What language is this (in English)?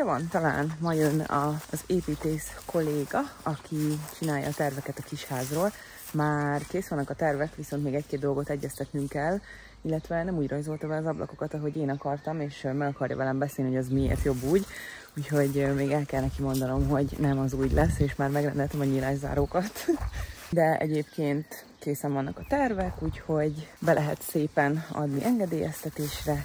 Hungarian